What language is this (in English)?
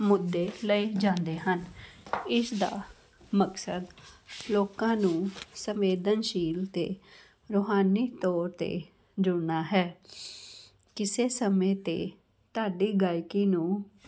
Punjabi